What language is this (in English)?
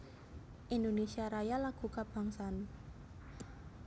Javanese